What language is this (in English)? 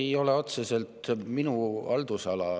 Estonian